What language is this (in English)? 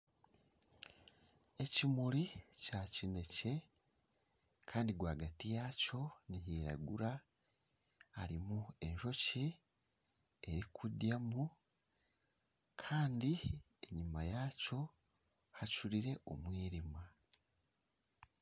Nyankole